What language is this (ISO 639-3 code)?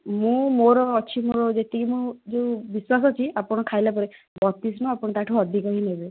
ori